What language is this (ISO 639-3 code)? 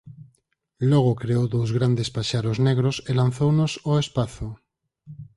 glg